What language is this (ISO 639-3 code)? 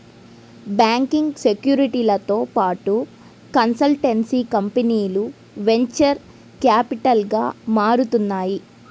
tel